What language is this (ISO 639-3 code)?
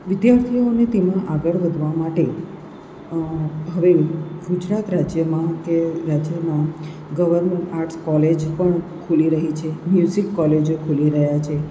guj